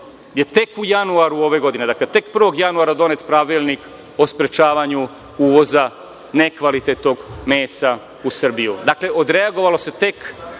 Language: Serbian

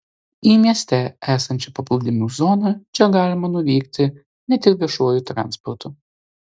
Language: Lithuanian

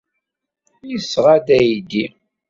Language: Kabyle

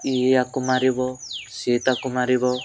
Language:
Odia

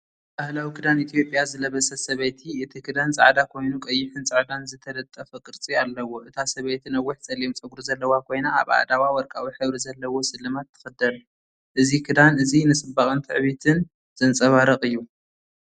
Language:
Tigrinya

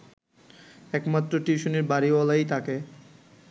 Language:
Bangla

